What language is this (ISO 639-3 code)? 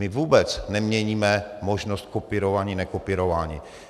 ces